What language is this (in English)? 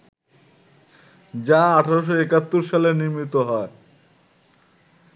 Bangla